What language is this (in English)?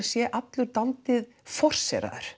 Icelandic